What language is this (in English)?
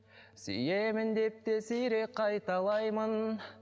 Kazakh